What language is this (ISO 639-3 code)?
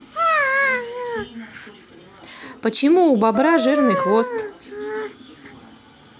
rus